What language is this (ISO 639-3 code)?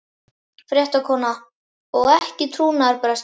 isl